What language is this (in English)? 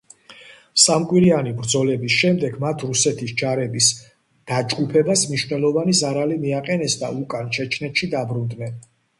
Georgian